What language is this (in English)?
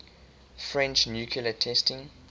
English